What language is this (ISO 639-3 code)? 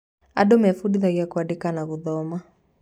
kik